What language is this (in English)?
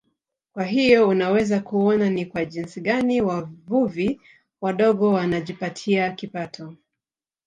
Swahili